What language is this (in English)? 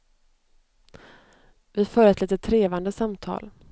Swedish